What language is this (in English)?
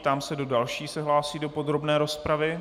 Czech